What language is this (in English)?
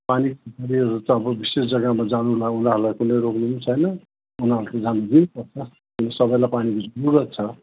Nepali